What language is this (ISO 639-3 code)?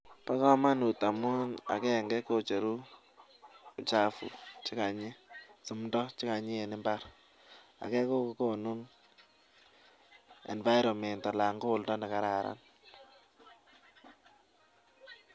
kln